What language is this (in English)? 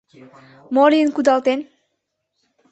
Mari